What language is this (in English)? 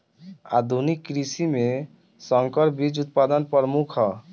Bhojpuri